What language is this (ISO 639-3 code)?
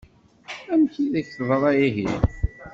kab